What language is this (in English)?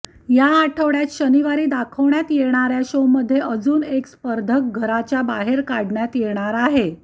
Marathi